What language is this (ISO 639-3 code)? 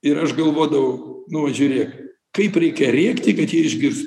lit